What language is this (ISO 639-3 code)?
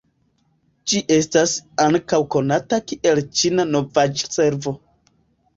epo